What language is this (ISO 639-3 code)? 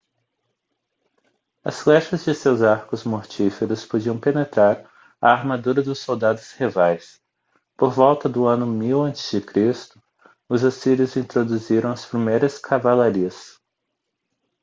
por